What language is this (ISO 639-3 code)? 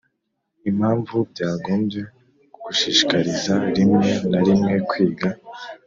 kin